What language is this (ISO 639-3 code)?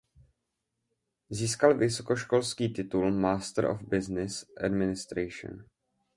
ces